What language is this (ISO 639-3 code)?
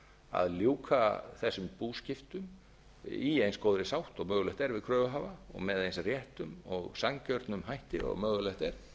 isl